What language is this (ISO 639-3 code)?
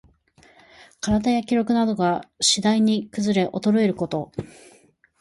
jpn